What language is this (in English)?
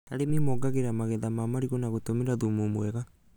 Kikuyu